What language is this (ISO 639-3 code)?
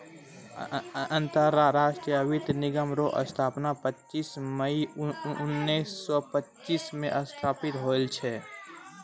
mai